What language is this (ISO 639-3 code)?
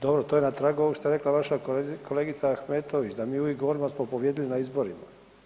hrv